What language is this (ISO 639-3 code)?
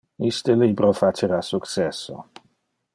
ina